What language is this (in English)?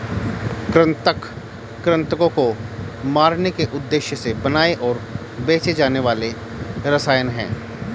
Hindi